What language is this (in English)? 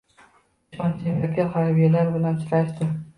Uzbek